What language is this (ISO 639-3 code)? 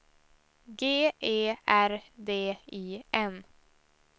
swe